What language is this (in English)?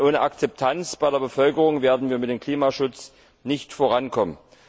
German